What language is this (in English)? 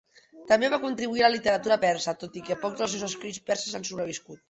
Catalan